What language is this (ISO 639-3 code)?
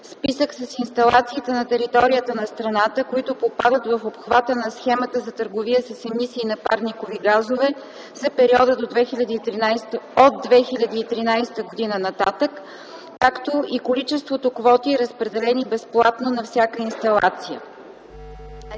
bul